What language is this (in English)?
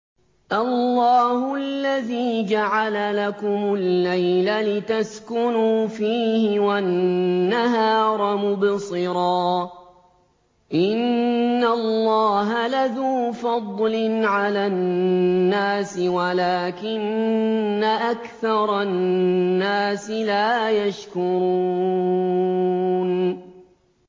Arabic